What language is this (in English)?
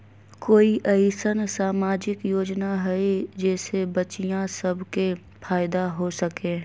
Magahi